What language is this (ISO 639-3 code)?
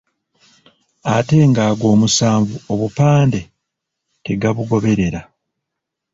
lug